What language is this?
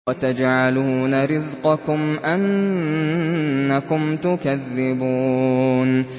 Arabic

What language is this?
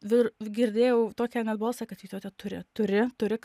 Lithuanian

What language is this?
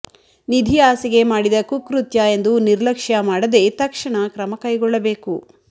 Kannada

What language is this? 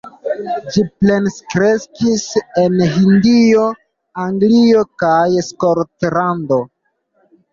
Esperanto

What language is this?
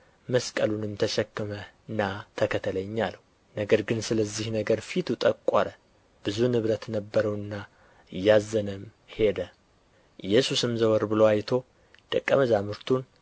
Amharic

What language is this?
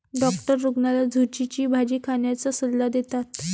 Marathi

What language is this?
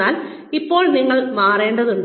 Malayalam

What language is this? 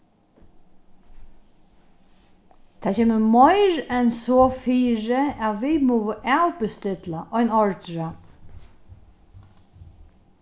Faroese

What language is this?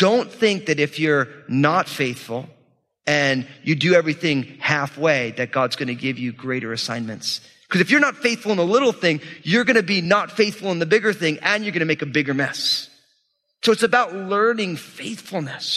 English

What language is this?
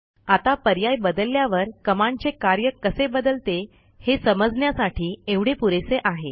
Marathi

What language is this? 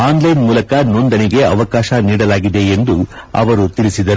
Kannada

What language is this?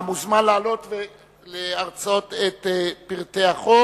Hebrew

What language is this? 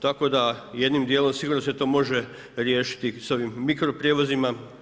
Croatian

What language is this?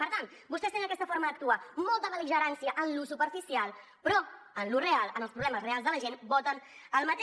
Catalan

